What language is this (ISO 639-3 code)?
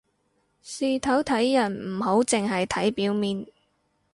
yue